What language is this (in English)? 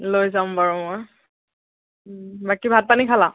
Assamese